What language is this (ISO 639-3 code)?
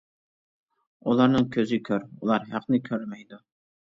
uig